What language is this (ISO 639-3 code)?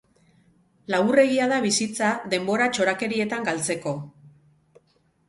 eus